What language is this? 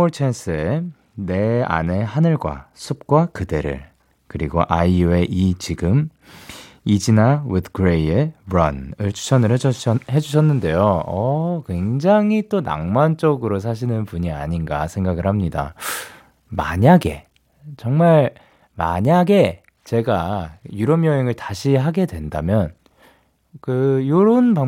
Korean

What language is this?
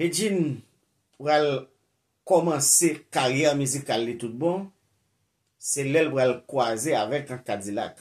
French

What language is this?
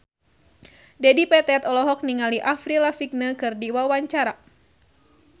Sundanese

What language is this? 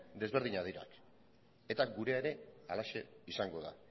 Basque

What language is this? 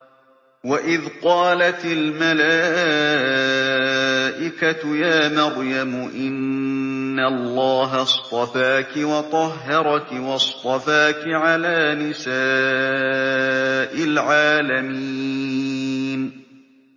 Arabic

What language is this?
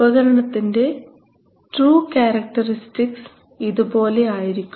Malayalam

